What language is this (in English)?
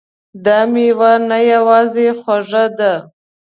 Pashto